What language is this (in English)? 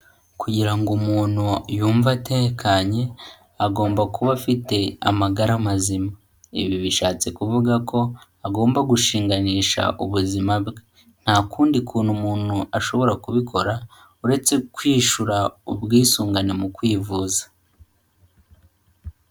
Kinyarwanda